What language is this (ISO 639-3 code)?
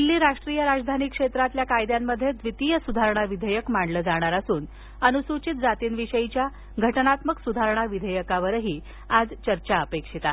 mar